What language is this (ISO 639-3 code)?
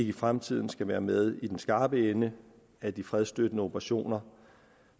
dan